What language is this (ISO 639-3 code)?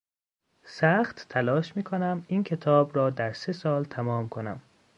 fas